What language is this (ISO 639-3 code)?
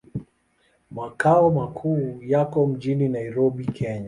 swa